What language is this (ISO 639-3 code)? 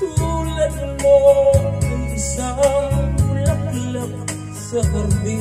fil